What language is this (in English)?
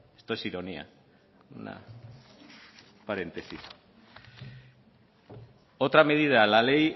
Spanish